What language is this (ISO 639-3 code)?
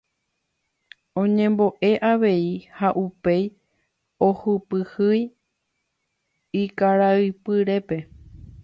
grn